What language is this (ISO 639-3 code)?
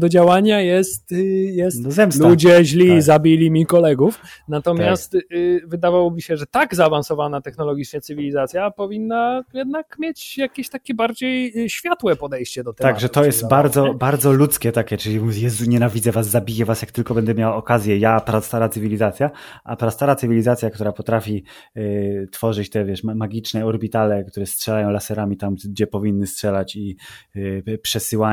pol